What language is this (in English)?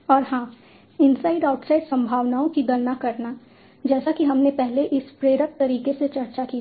Hindi